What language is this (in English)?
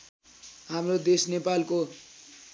Nepali